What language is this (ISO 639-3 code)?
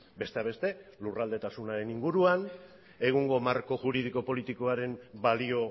eus